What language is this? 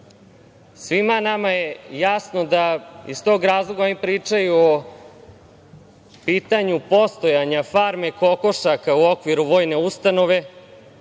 Serbian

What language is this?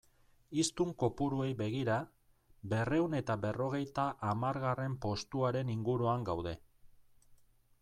Basque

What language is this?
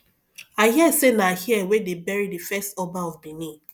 Nigerian Pidgin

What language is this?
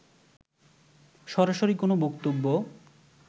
Bangla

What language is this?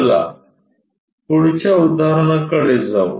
Marathi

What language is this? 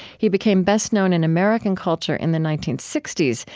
English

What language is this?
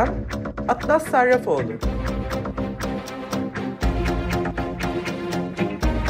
Turkish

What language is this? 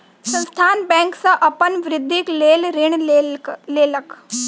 Maithili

